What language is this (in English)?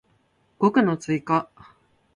Japanese